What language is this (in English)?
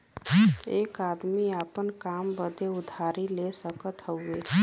Bhojpuri